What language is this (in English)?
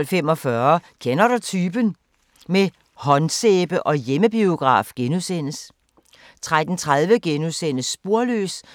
Danish